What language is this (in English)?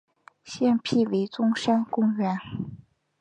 Chinese